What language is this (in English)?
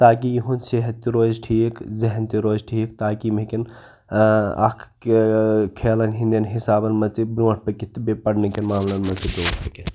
Kashmiri